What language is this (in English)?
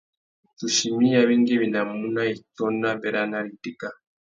Tuki